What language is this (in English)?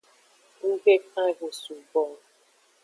Aja (Benin)